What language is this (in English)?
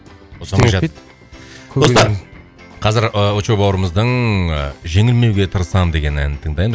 Kazakh